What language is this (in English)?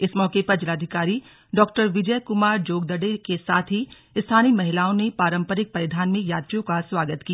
Hindi